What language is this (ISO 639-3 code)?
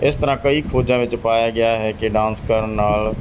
pan